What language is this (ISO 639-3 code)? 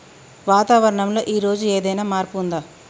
tel